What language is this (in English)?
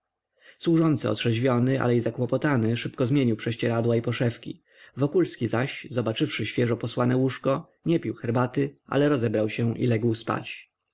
Polish